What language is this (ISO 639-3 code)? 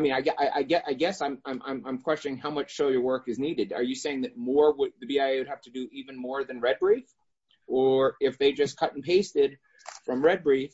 eng